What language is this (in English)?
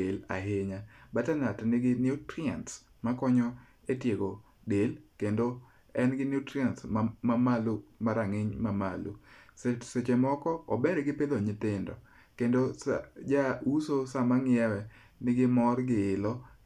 Luo (Kenya and Tanzania)